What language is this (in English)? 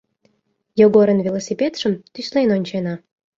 Mari